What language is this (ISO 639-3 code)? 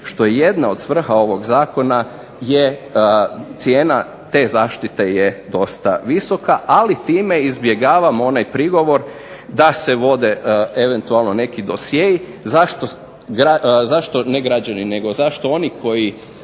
hrv